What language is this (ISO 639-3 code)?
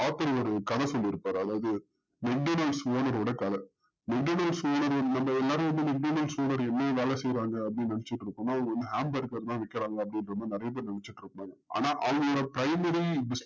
tam